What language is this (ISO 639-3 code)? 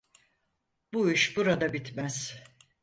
tur